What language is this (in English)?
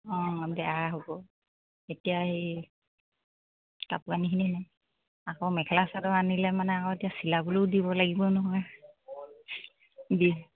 Assamese